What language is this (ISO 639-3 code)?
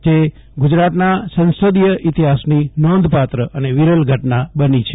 guj